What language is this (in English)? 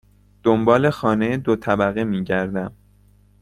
Persian